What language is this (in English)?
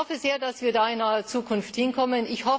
German